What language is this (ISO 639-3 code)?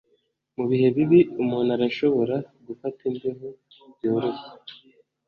kin